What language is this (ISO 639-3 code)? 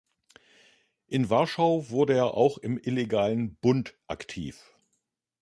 deu